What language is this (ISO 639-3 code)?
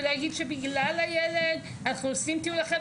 heb